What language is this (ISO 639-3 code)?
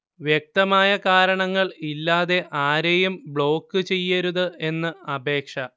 mal